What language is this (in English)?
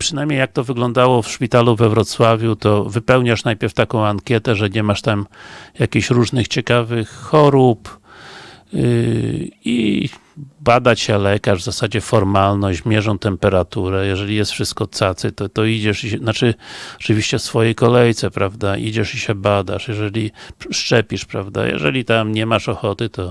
Polish